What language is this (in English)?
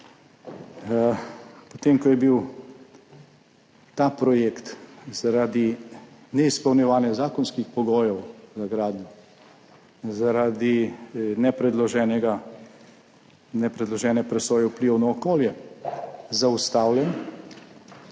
Slovenian